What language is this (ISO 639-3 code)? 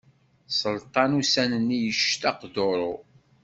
kab